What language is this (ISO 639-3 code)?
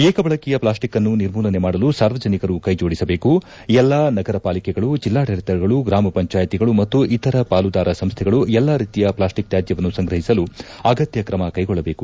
kan